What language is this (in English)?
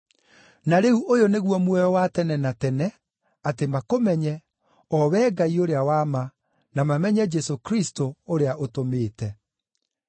Kikuyu